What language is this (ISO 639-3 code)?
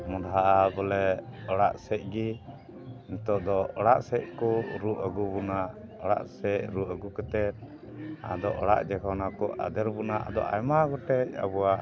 sat